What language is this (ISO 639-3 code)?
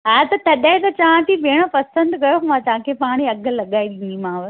snd